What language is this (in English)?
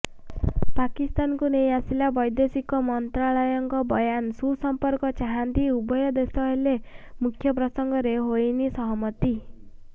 Odia